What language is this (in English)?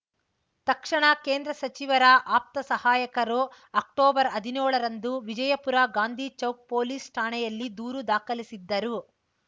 Kannada